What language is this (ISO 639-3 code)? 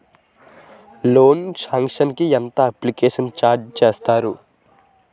tel